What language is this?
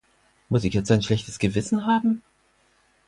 German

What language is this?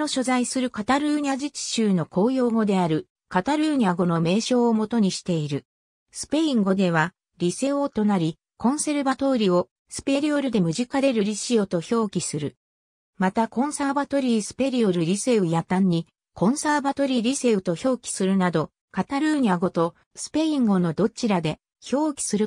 Japanese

